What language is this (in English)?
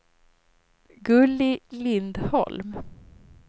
Swedish